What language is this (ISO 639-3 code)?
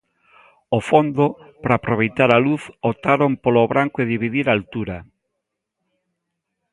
glg